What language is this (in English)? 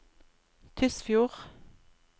Norwegian